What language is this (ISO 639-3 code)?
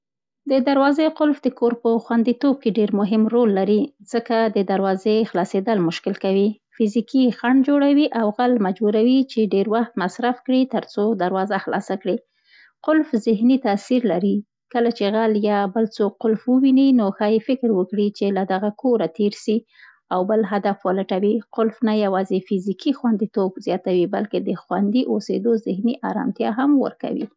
pst